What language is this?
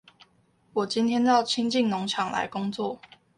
Chinese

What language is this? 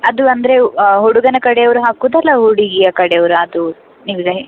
Kannada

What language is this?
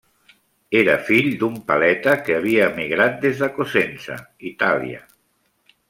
Catalan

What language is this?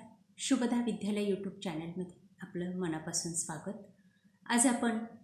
Marathi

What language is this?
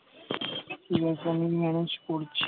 Bangla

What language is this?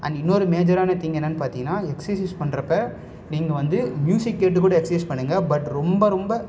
Tamil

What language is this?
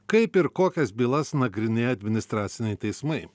Lithuanian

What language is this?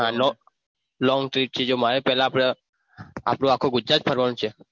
Gujarati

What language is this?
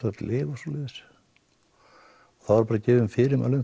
Icelandic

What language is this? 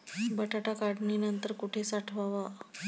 Marathi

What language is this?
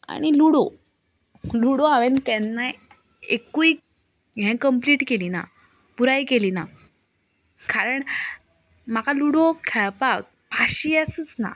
Konkani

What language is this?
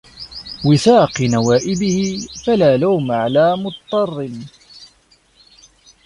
Arabic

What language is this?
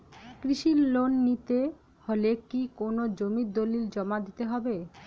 Bangla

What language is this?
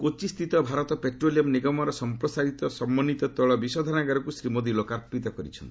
Odia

